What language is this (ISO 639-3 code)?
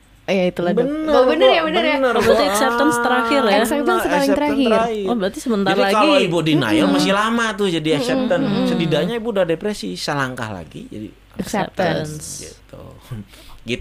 ind